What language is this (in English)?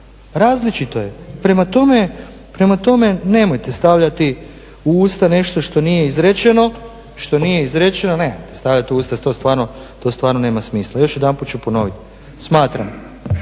Croatian